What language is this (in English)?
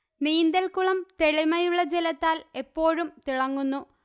Malayalam